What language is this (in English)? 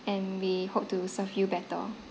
English